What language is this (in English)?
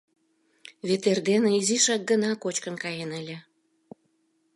Mari